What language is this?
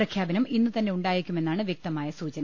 Malayalam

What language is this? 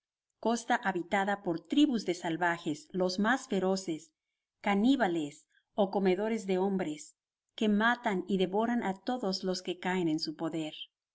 Spanish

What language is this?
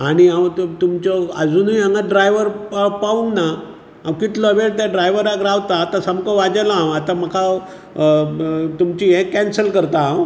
Konkani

